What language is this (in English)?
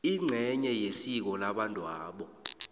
South Ndebele